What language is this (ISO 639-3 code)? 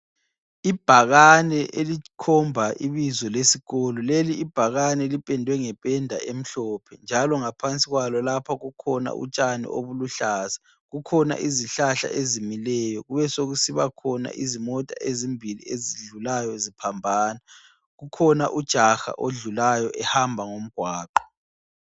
nde